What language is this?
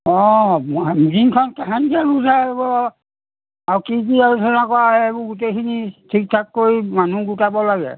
Assamese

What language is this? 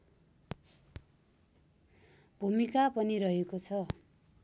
Nepali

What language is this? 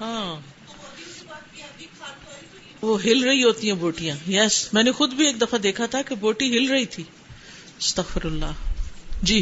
Urdu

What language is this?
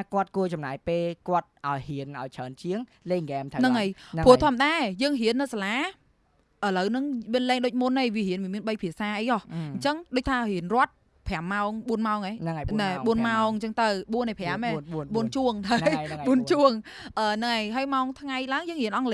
Vietnamese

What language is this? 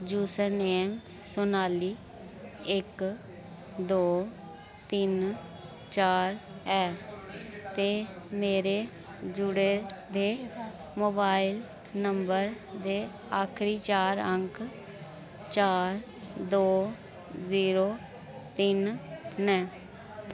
Dogri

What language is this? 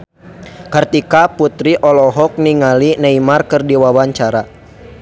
Sundanese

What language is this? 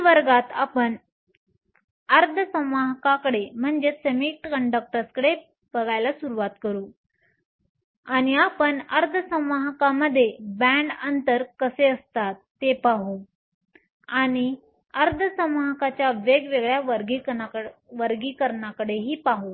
Marathi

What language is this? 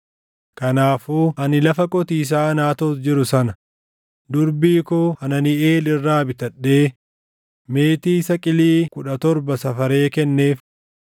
Oromo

